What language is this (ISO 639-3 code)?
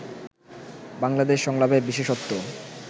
ben